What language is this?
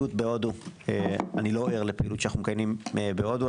Hebrew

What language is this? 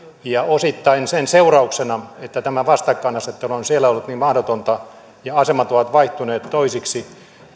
Finnish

